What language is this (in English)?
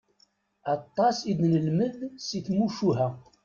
Kabyle